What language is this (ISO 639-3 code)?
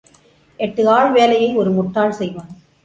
tam